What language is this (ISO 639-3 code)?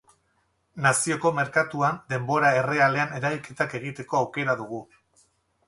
eus